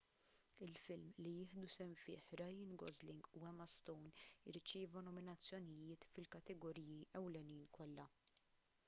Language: Maltese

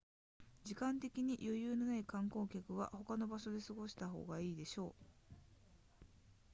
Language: Japanese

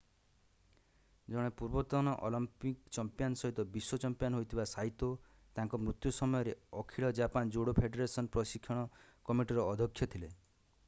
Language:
Odia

